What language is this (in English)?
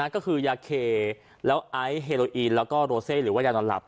Thai